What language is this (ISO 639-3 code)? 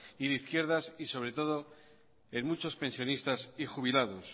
spa